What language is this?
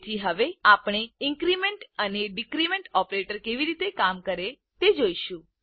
Gujarati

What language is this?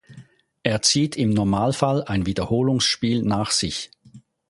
German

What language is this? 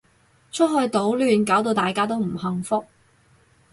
Cantonese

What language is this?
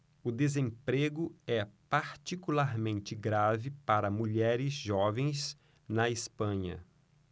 Portuguese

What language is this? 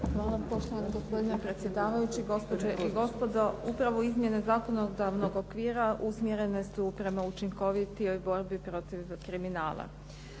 Croatian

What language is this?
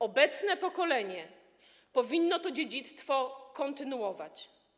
Polish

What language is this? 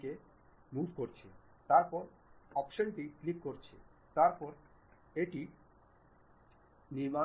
Bangla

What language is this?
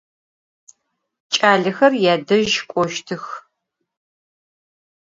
Adyghe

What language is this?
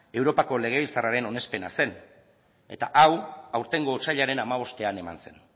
Basque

